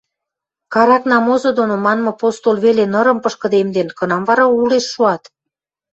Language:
Western Mari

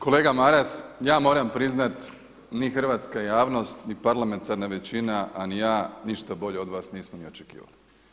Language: Croatian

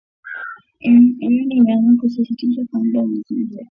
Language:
Swahili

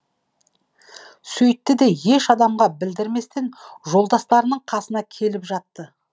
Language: Kazakh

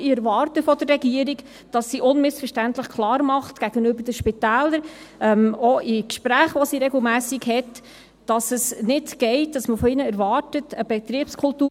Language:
Swiss German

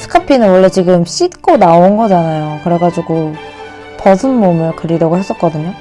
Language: Korean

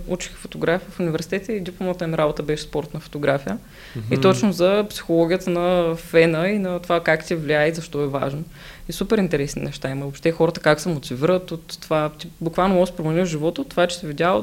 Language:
Bulgarian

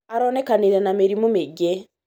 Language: Kikuyu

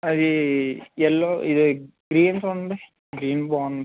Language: Telugu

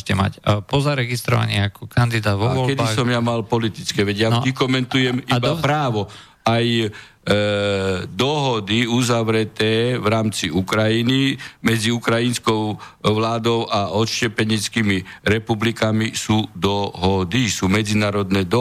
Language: Slovak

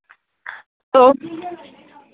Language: Dogri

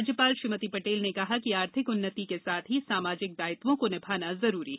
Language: Hindi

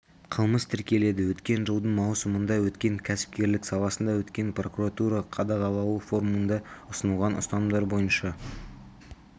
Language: Kazakh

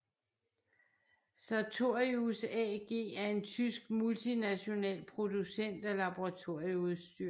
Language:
Danish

